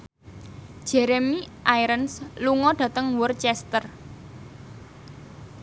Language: Javanese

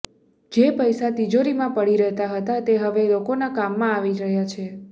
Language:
Gujarati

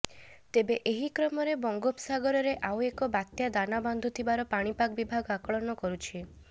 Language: Odia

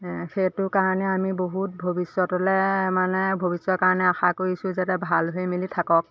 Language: Assamese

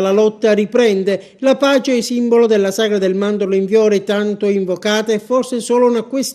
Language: Italian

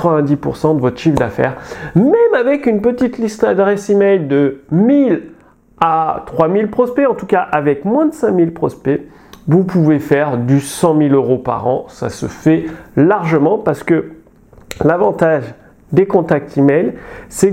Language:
French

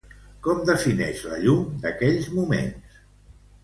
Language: Catalan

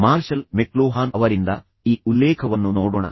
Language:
Kannada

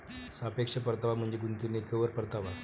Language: Marathi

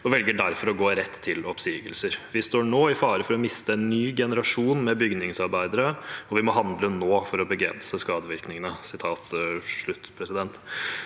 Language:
Norwegian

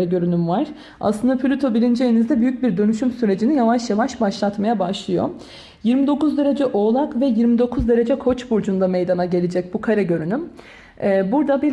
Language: Turkish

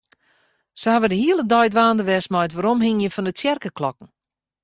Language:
Western Frisian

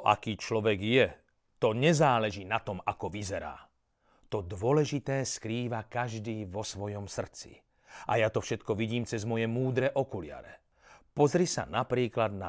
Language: Slovak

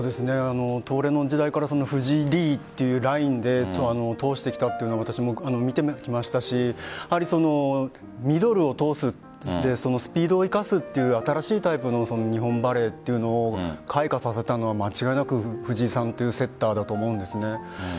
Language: Japanese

